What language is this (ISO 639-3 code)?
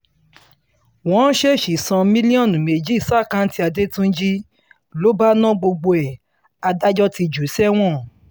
yor